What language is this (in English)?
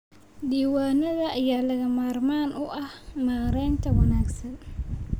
Somali